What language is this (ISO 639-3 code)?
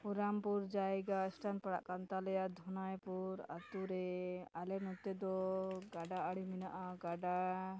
sat